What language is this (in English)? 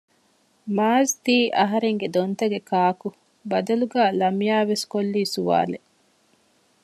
Divehi